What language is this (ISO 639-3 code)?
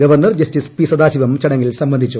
mal